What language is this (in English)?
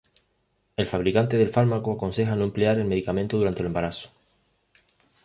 Spanish